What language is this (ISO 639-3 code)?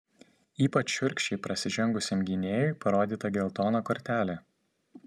lit